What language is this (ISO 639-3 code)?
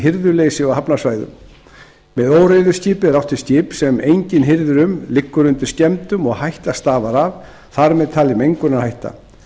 isl